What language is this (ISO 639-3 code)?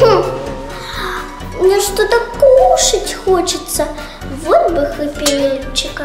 rus